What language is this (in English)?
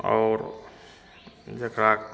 Maithili